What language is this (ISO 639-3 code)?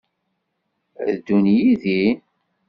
kab